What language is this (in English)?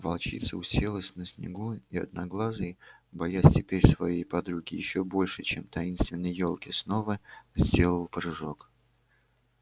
Russian